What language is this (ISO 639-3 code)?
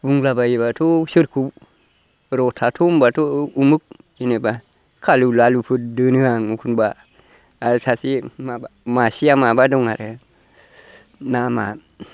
brx